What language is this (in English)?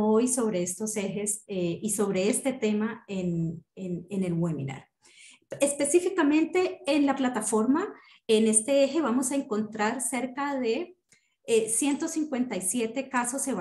Spanish